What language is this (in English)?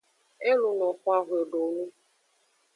Aja (Benin)